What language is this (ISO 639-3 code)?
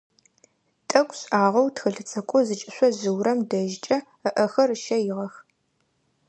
ady